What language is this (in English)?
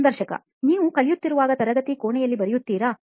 Kannada